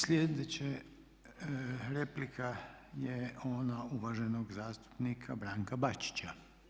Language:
Croatian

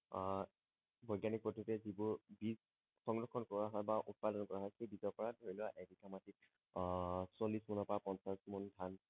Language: Assamese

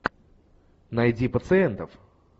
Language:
Russian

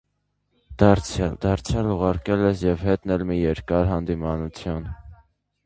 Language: Armenian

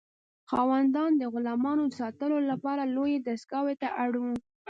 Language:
Pashto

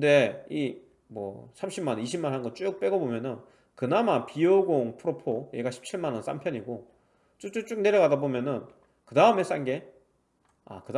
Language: Korean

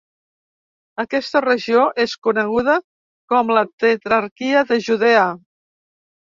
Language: Catalan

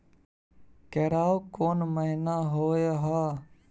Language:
Maithili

